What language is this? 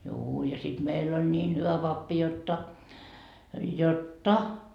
Finnish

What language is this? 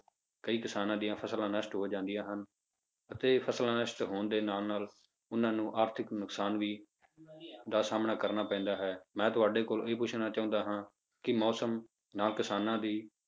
Punjabi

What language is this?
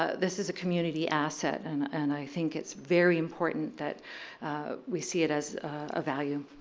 English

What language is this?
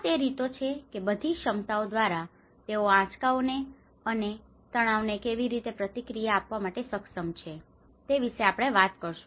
Gujarati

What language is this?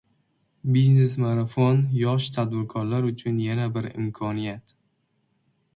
Uzbek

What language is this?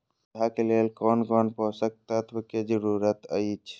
Maithili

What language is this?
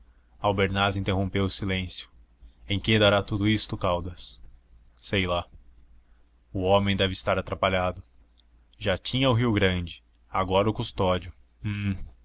Portuguese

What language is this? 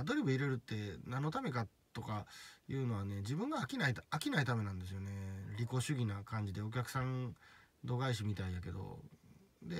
Japanese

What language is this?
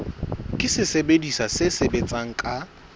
Southern Sotho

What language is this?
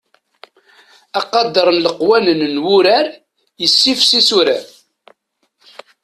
Kabyle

